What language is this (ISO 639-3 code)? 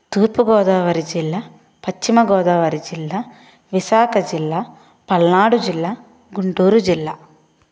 tel